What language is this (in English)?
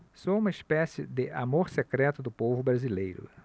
Portuguese